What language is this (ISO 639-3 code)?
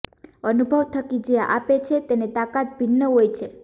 guj